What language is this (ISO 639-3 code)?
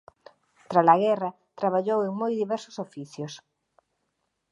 glg